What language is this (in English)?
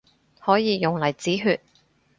Cantonese